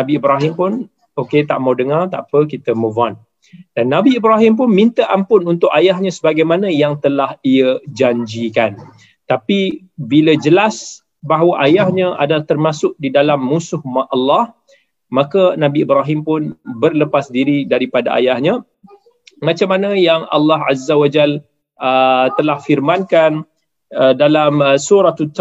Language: Malay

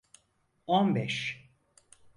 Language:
Turkish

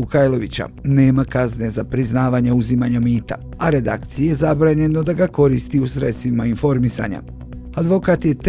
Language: Croatian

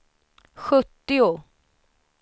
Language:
Swedish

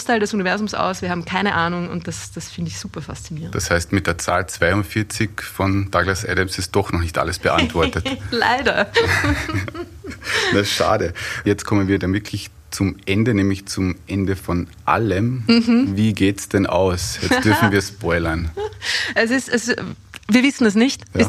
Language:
German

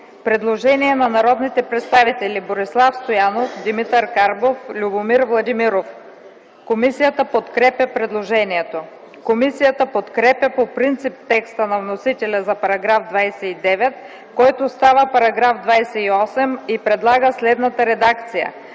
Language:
Bulgarian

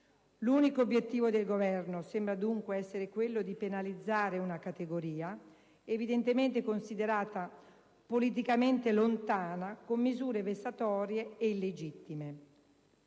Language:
Italian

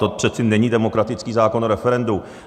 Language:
Czech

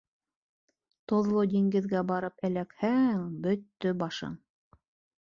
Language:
Bashkir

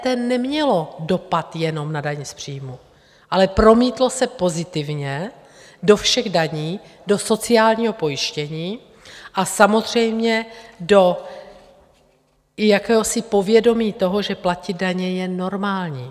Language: Czech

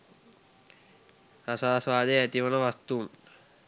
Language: Sinhala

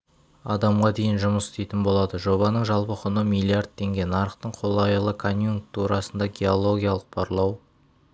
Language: Kazakh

